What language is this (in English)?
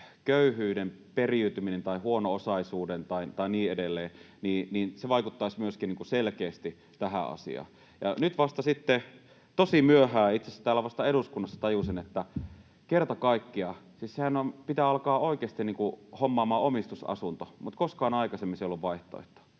Finnish